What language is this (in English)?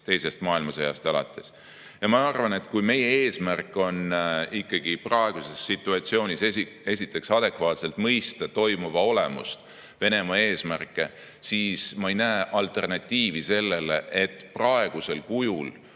Estonian